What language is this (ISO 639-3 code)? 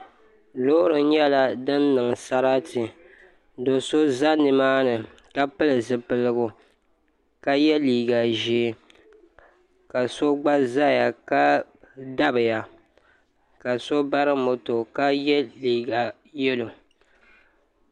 dag